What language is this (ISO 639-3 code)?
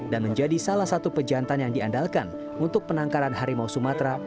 ind